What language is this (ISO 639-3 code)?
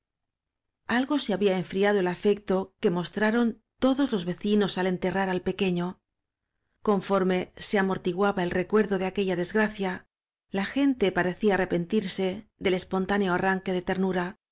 spa